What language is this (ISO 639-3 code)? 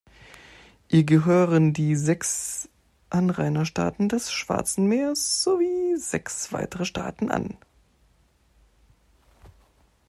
deu